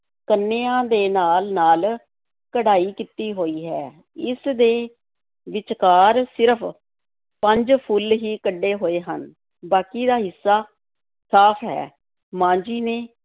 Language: Punjabi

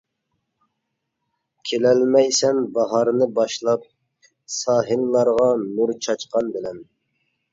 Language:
Uyghur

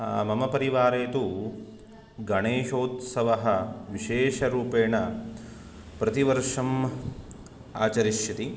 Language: Sanskrit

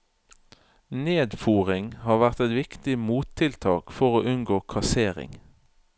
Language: Norwegian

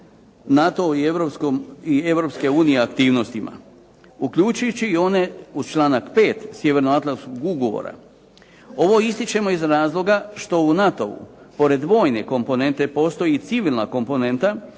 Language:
Croatian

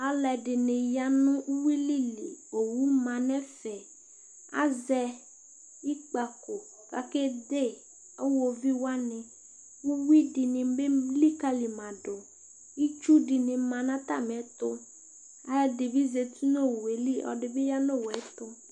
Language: Ikposo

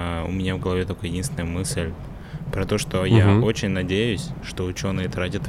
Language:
Russian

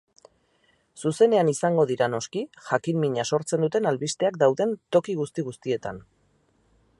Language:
Basque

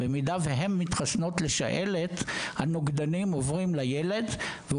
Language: Hebrew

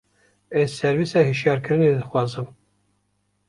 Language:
Kurdish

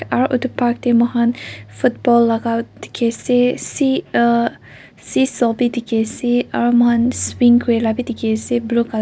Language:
Naga Pidgin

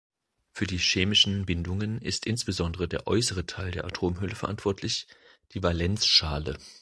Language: German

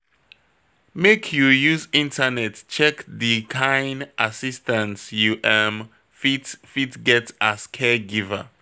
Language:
Nigerian Pidgin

